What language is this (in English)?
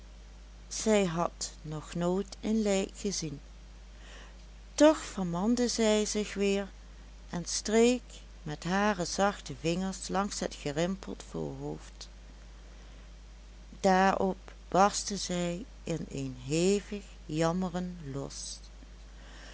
Dutch